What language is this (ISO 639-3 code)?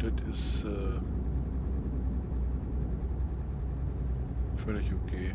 deu